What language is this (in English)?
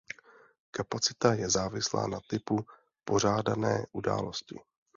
Czech